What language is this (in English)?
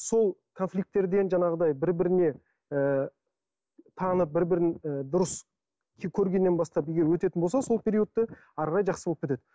Kazakh